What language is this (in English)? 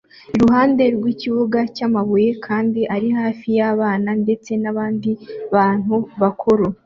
Kinyarwanda